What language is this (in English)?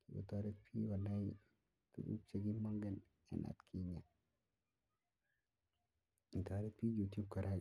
Kalenjin